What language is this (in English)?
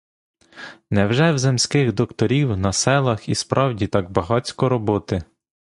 Ukrainian